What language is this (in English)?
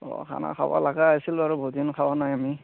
Assamese